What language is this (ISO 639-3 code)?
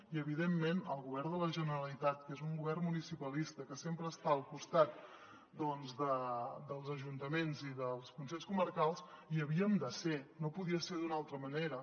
cat